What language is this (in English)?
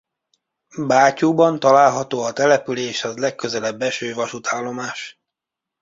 Hungarian